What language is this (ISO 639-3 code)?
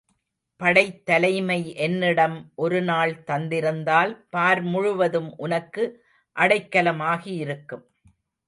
tam